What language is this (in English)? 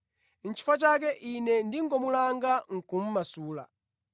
Nyanja